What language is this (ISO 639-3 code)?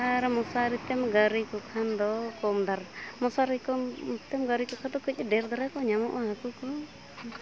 sat